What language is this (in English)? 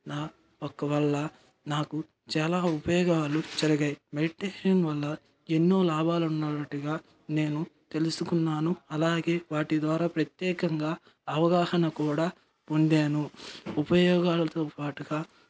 Telugu